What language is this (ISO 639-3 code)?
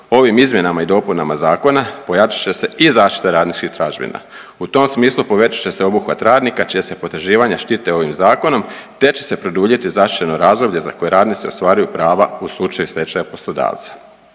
hrv